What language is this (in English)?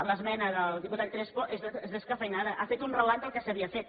Catalan